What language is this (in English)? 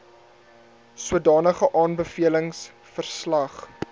Afrikaans